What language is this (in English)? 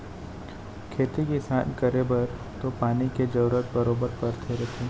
Chhattisgarhi